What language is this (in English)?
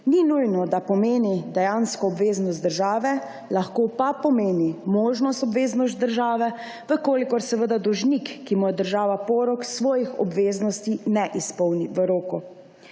Slovenian